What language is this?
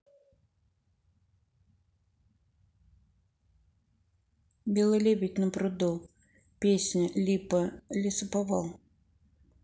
Russian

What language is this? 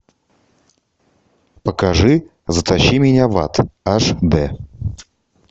Russian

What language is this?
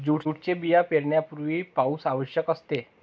Marathi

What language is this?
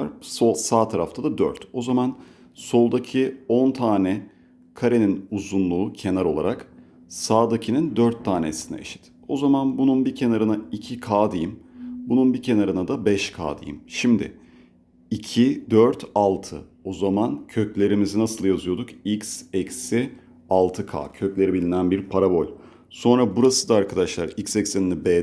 Turkish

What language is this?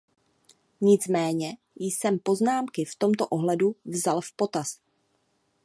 Czech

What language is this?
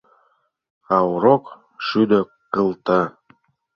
Mari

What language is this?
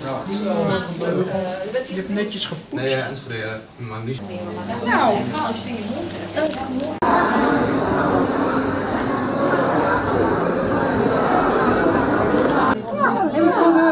Dutch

